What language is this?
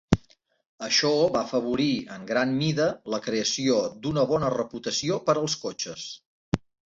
Catalan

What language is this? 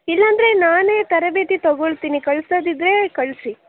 Kannada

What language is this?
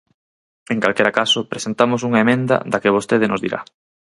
Galician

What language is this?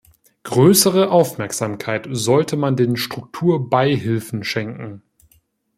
German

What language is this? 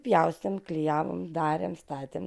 Lithuanian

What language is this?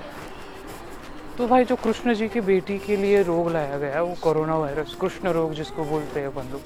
Marathi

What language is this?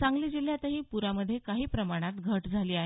Marathi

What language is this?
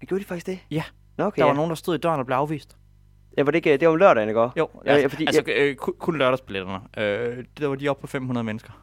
Danish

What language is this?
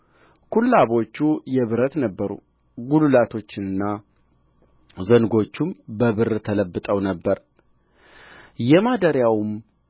Amharic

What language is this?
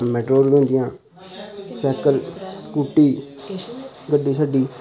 Dogri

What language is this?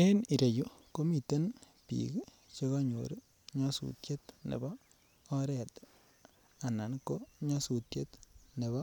Kalenjin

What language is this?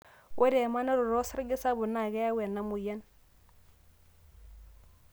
Masai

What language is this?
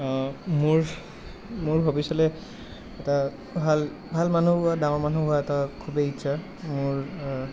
Assamese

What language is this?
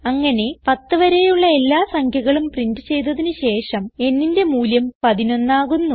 Malayalam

